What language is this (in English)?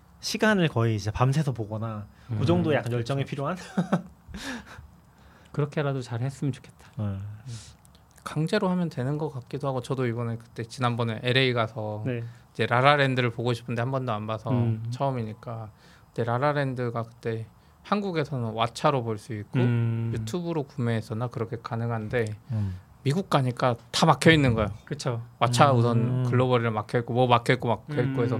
Korean